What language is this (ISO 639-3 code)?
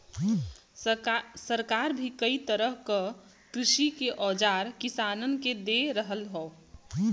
bho